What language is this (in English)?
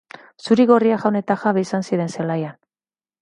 Basque